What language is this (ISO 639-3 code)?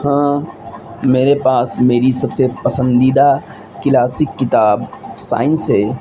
urd